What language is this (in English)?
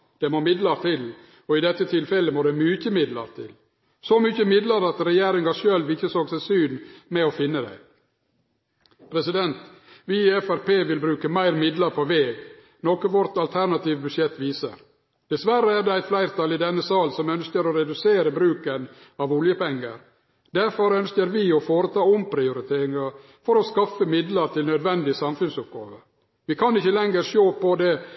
Norwegian Nynorsk